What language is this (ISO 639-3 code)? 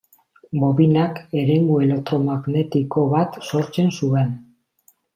eus